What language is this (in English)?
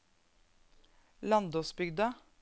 Norwegian